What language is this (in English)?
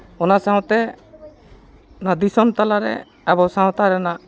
Santali